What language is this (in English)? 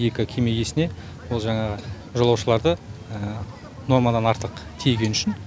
Kazakh